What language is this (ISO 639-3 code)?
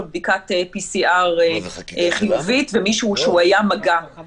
heb